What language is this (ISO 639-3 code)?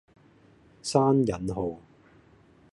yue